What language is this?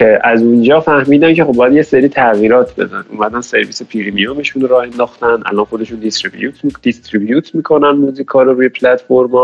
Persian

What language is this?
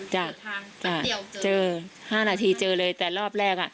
Thai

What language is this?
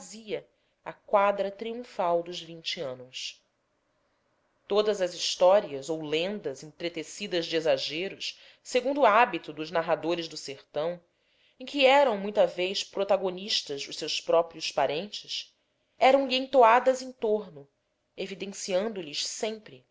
Portuguese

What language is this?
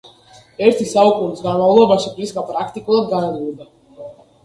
Georgian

